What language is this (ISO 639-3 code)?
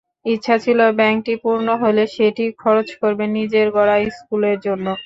ben